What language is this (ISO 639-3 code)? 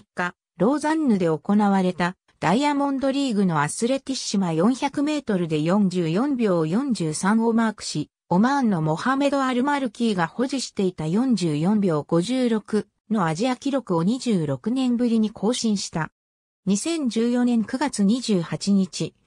jpn